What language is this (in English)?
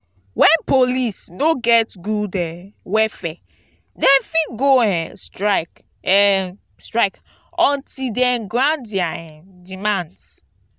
Nigerian Pidgin